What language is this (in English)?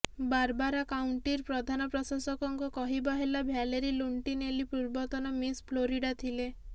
Odia